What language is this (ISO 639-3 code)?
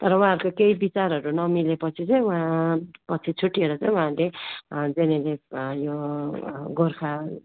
nep